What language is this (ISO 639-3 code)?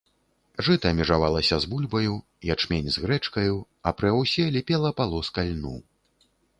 bel